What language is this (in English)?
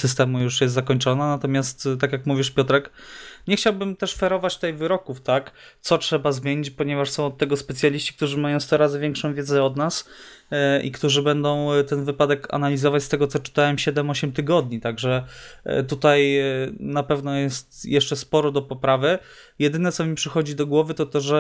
Polish